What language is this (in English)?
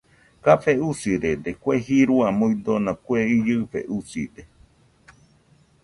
Nüpode Huitoto